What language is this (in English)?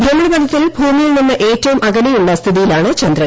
Malayalam